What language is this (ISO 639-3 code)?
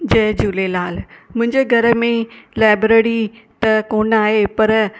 snd